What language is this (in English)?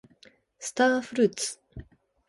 Japanese